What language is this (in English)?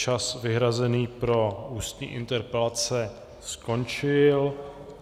Czech